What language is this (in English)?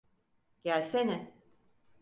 Turkish